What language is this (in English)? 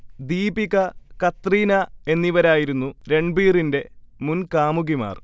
Malayalam